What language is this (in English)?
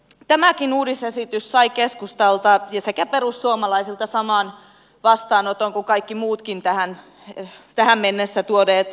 Finnish